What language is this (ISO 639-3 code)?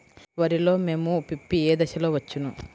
tel